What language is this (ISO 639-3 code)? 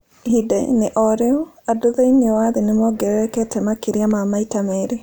kik